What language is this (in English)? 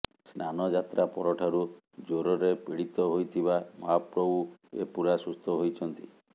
Odia